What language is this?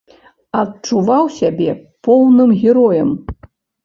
Belarusian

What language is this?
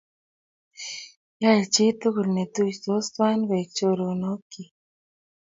Kalenjin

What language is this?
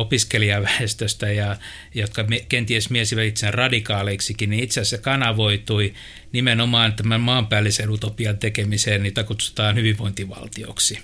Finnish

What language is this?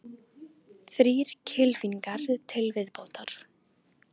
Icelandic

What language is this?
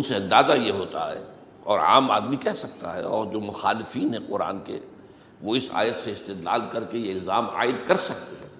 Urdu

